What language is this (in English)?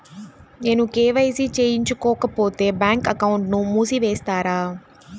Telugu